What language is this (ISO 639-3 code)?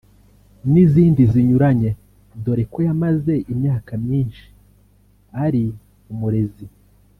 kin